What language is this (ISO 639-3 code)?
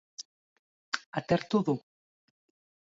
eus